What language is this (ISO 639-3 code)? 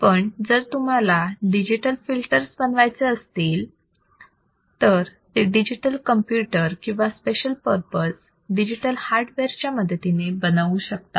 mar